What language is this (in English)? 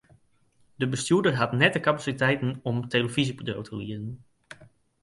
Western Frisian